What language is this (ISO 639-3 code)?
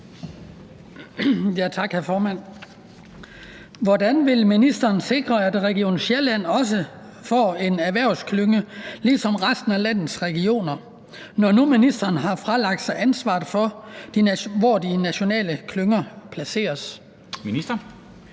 dan